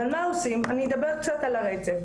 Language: Hebrew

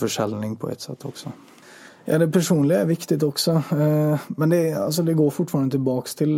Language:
Swedish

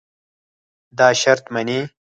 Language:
Pashto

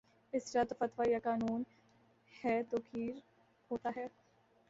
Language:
Urdu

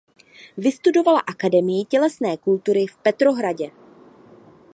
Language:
Czech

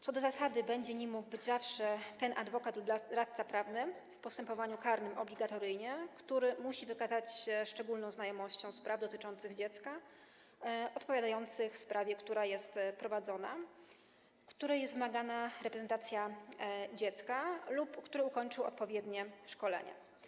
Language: Polish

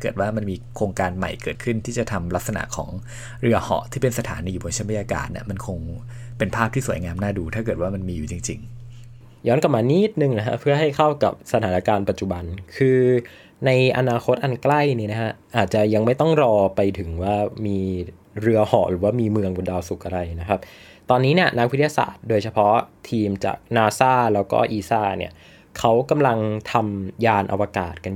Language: Thai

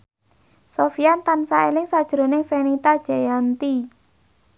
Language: Javanese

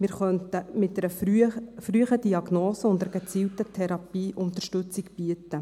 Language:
Swiss German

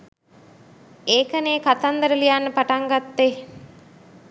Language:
Sinhala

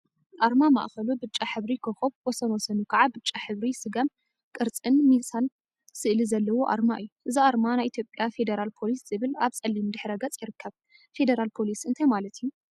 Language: Tigrinya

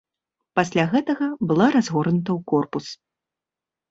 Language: Belarusian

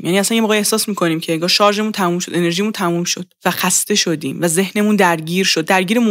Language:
Persian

